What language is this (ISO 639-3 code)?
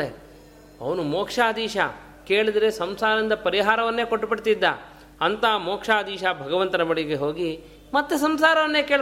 kan